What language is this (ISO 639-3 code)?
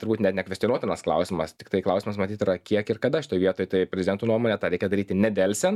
lit